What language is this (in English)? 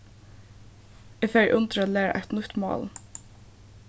Faroese